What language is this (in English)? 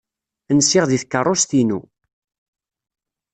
Kabyle